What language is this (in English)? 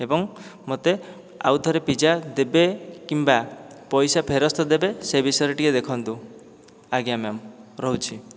Odia